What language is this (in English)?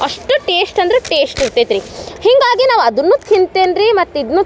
Kannada